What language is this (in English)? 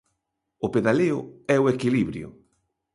Galician